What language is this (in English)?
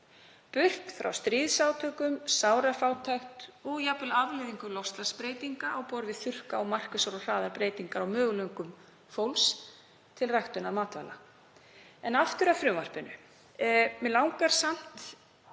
Icelandic